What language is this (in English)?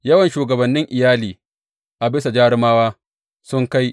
Hausa